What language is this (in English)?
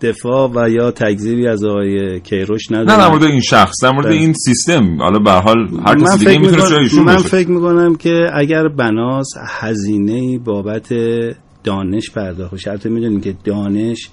Persian